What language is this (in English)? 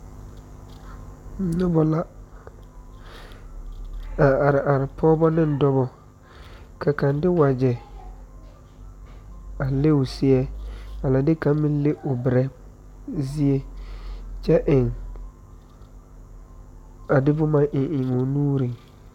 Southern Dagaare